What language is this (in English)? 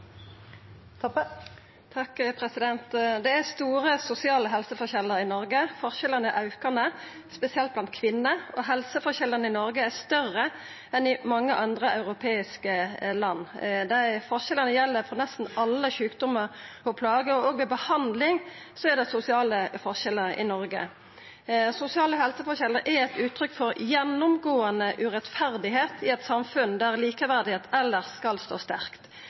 Norwegian Nynorsk